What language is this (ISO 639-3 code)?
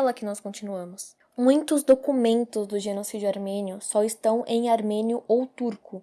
por